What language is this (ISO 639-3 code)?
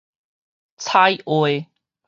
nan